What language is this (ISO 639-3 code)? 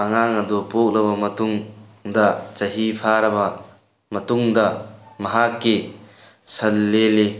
mni